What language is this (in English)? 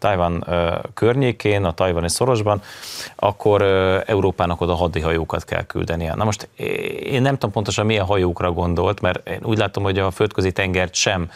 Hungarian